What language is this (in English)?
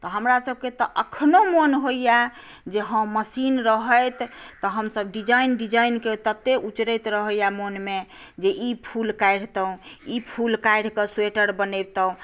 Maithili